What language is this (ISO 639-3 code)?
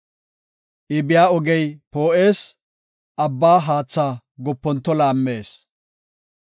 gof